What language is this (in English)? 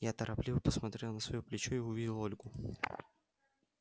Russian